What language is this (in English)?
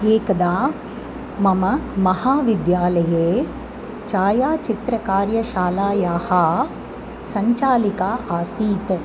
Sanskrit